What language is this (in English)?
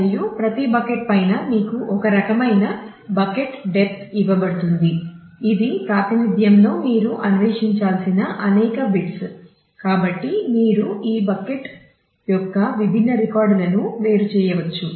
Telugu